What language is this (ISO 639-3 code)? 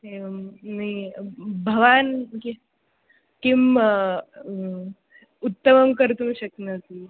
san